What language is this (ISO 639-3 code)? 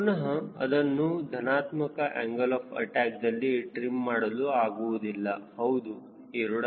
kan